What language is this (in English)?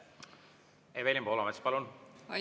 Estonian